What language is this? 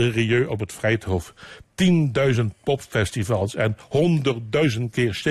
Dutch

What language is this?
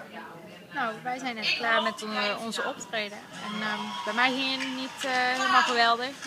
Dutch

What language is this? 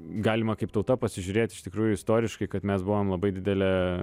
Lithuanian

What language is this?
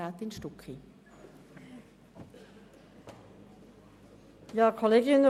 Swiss German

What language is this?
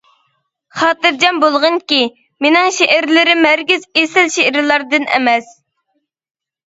Uyghur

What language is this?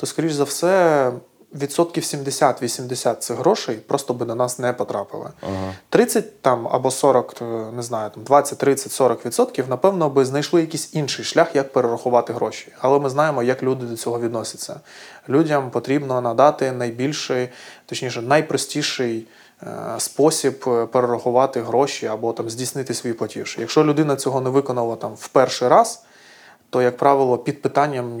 Ukrainian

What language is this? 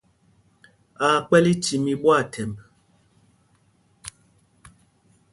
Mpumpong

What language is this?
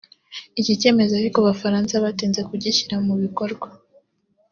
Kinyarwanda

